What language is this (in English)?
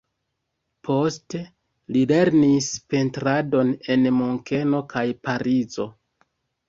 Esperanto